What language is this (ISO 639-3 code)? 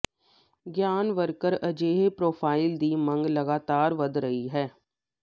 pan